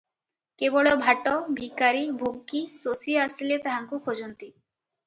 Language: Odia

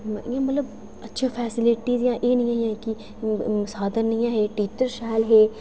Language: Dogri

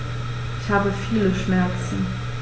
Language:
German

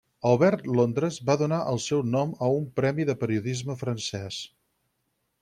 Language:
Catalan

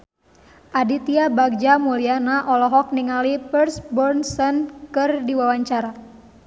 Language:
Sundanese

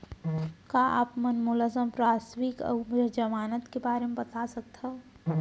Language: Chhattisgarhi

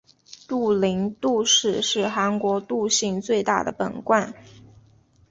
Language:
Chinese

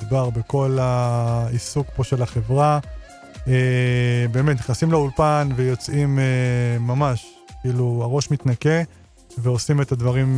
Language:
Hebrew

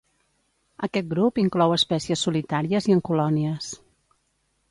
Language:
Catalan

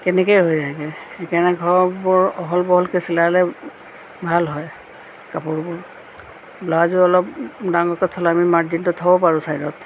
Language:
Assamese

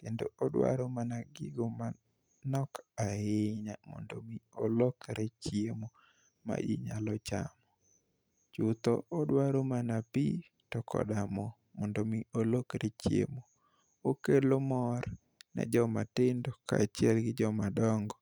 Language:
Luo (Kenya and Tanzania)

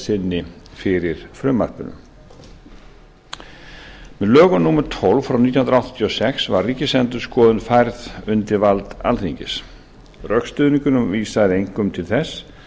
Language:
Icelandic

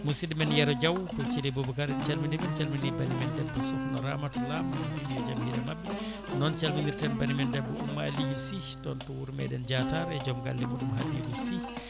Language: Fula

